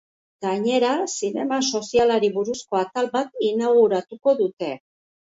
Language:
Basque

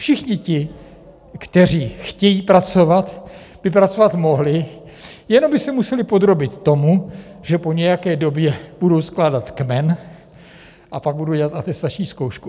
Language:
Czech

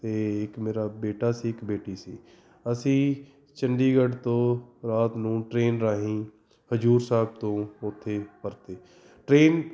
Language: Punjabi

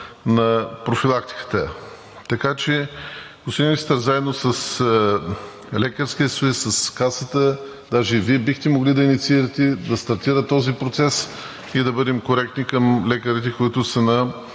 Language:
Bulgarian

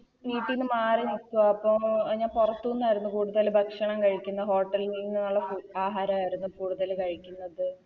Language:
Malayalam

